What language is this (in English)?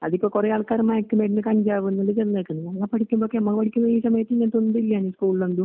Malayalam